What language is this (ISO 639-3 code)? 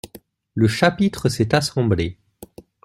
fra